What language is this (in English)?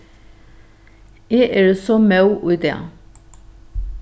Faroese